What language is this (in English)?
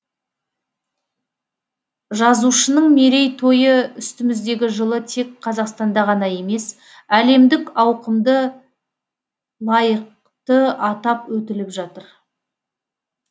Kazakh